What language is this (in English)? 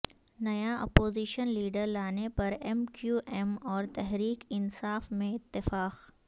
Urdu